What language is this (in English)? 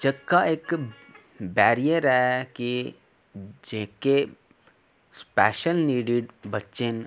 Dogri